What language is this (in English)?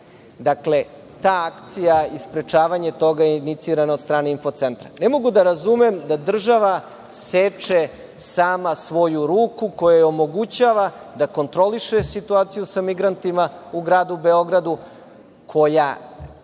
Serbian